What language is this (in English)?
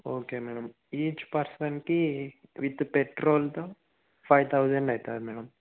Telugu